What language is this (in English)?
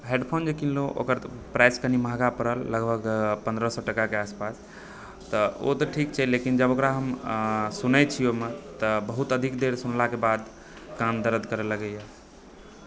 Maithili